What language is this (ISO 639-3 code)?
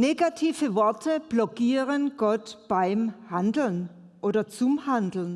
deu